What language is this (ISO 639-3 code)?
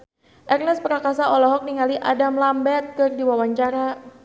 sun